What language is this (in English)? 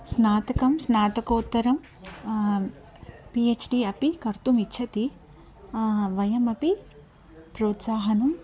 Sanskrit